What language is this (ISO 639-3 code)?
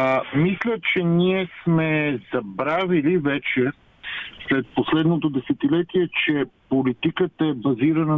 bul